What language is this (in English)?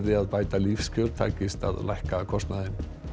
Icelandic